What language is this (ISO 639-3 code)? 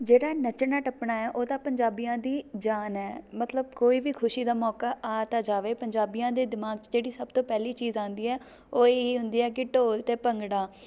pan